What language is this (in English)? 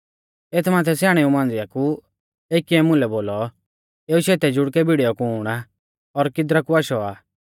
Mahasu Pahari